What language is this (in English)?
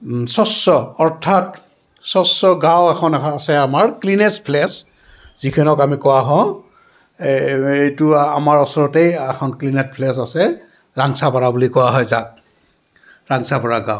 Assamese